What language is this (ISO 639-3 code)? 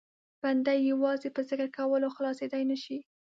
pus